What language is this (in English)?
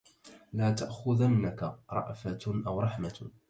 Arabic